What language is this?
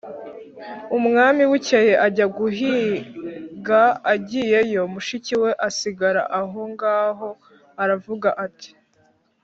Kinyarwanda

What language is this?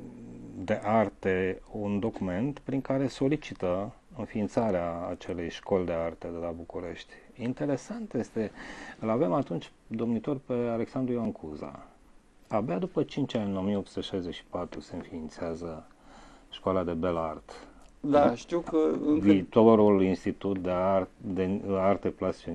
Romanian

